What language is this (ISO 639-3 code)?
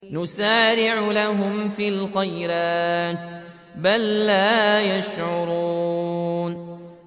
ara